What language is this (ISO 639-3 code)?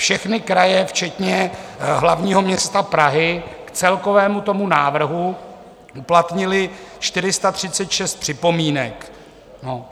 ces